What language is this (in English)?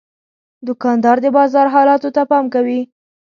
Pashto